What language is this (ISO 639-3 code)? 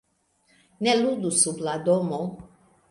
epo